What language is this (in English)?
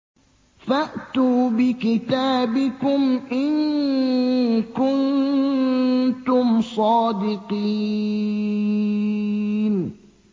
Arabic